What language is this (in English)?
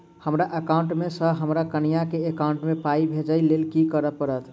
Maithili